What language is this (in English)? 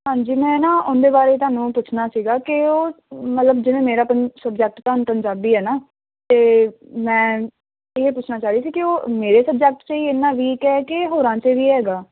Punjabi